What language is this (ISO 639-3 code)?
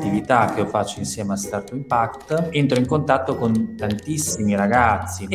ita